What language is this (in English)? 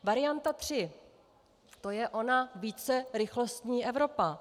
Czech